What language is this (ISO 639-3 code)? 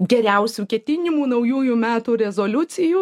lit